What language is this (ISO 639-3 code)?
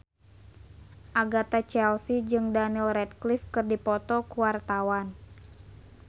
sun